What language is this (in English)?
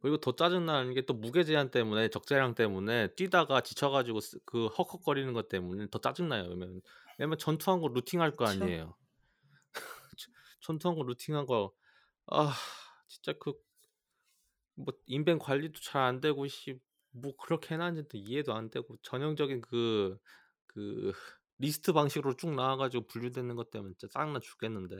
Korean